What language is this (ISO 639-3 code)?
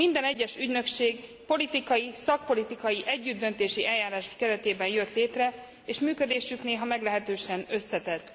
hun